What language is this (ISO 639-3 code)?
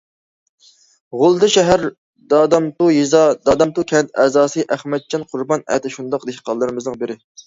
uig